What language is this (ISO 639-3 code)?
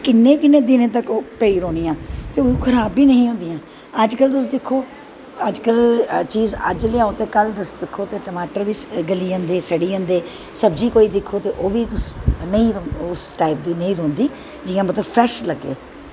doi